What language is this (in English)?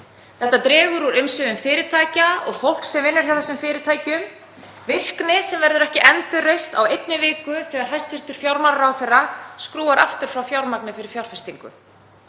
Icelandic